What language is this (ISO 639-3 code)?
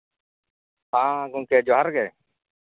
sat